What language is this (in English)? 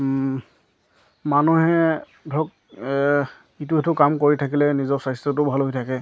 Assamese